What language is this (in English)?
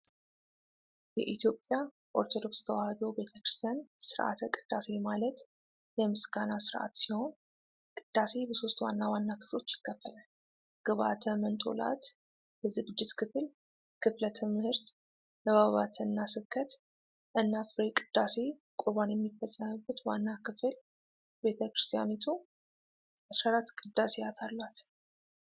Amharic